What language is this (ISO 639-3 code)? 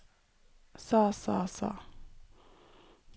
nor